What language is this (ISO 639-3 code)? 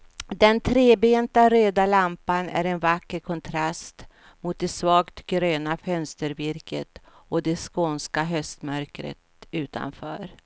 swe